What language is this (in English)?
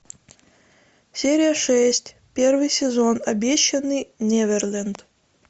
Russian